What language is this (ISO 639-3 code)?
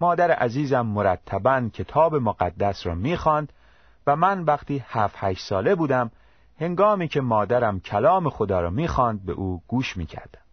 fas